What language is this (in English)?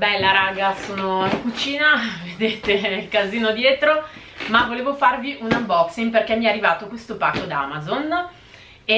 Italian